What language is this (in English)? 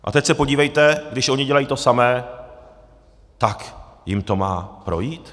Czech